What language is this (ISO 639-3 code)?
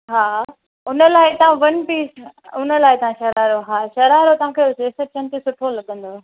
snd